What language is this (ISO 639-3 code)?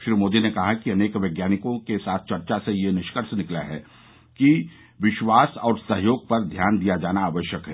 hin